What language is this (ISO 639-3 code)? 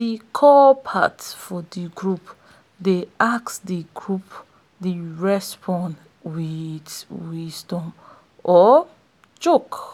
pcm